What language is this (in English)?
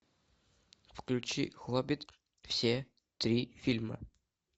Russian